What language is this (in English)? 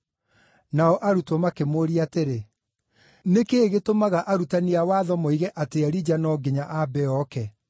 Kikuyu